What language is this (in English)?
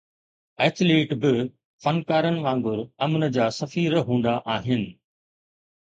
Sindhi